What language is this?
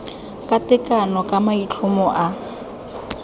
Tswana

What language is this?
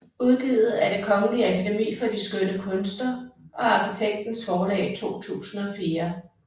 Danish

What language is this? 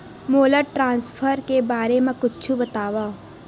Chhattisgarhi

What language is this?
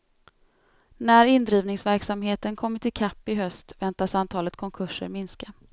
Swedish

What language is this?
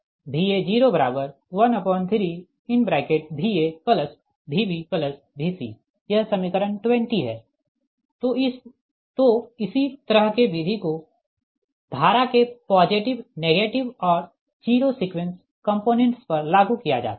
Hindi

